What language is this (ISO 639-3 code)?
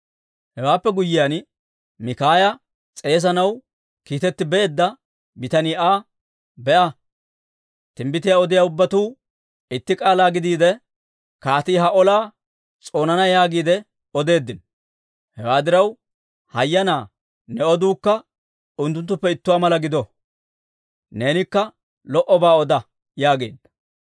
dwr